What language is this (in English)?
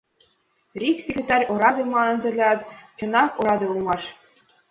Mari